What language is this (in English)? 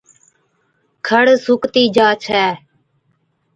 Od